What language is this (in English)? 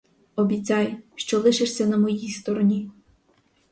Ukrainian